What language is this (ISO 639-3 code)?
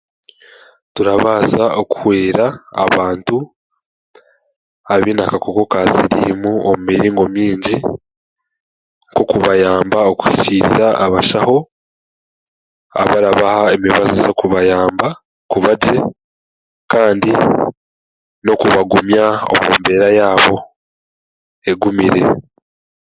cgg